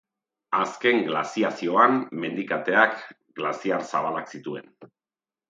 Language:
Basque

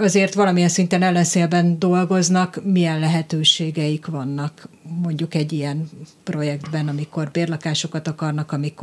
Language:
Hungarian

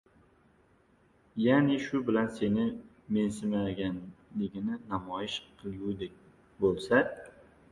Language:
Uzbek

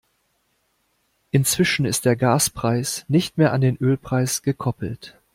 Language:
German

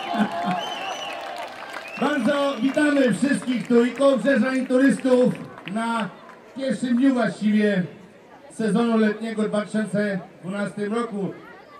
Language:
Polish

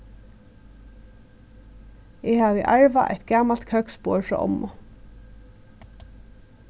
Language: Faroese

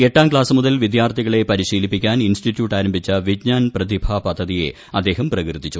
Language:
Malayalam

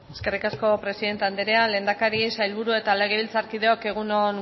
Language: Basque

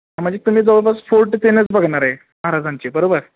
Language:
Marathi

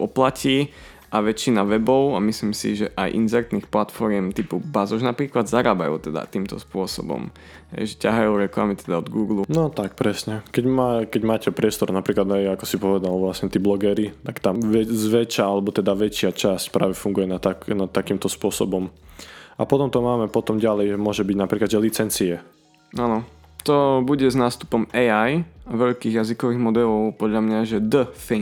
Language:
Slovak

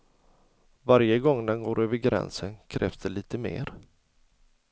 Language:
Swedish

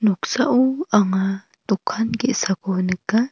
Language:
Garo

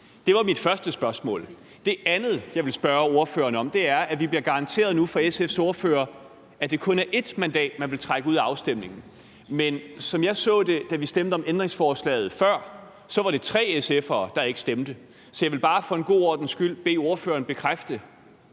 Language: Danish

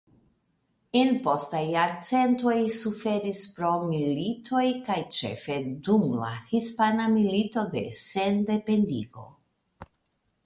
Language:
Esperanto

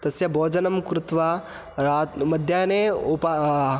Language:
Sanskrit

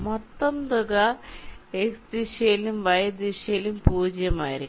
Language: Malayalam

